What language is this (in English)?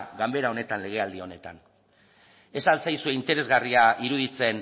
Basque